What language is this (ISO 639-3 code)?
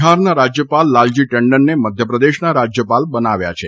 guj